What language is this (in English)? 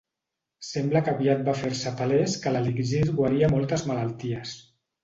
Catalan